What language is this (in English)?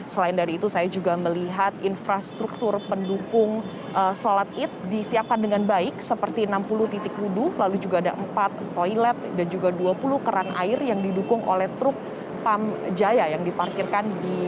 Indonesian